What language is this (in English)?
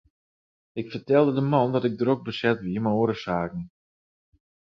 Western Frisian